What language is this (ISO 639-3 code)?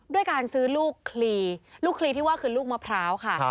tha